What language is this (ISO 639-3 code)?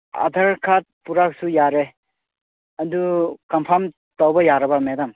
mni